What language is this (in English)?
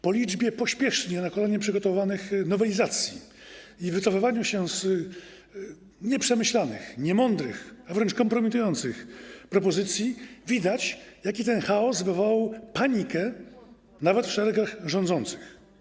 Polish